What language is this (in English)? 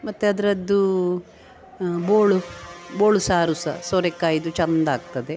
Kannada